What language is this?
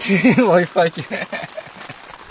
Russian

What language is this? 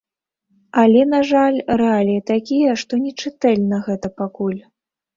Belarusian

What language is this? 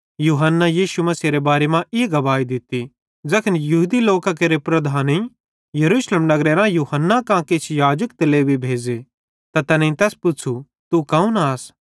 Bhadrawahi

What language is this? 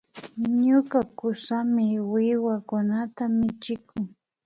Imbabura Highland Quichua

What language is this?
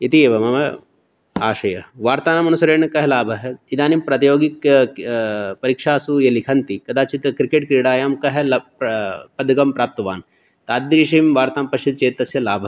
Sanskrit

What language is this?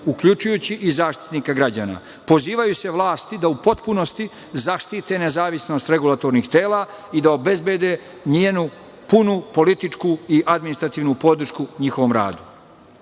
Serbian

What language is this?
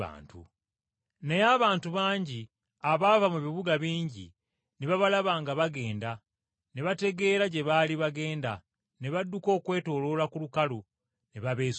Ganda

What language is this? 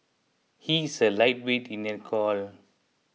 English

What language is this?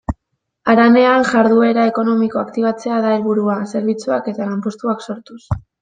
Basque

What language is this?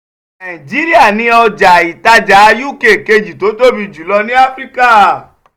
Yoruba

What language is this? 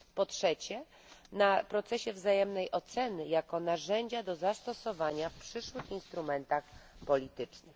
Polish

